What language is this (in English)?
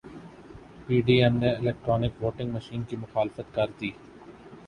Urdu